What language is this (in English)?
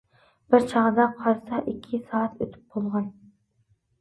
Uyghur